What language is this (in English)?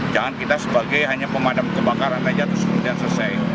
Indonesian